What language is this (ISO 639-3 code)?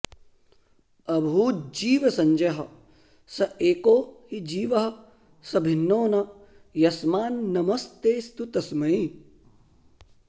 san